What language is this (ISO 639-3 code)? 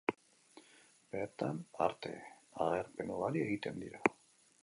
eus